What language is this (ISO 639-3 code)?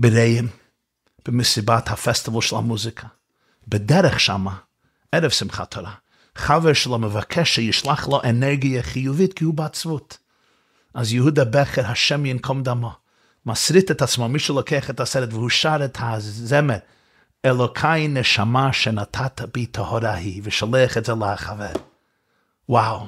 heb